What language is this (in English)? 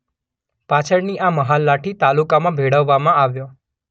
Gujarati